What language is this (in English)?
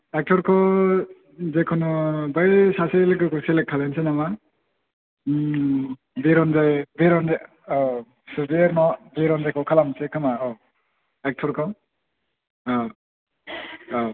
Bodo